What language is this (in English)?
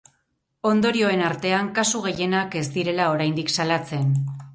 Basque